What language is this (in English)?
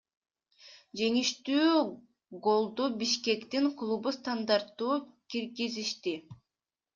Kyrgyz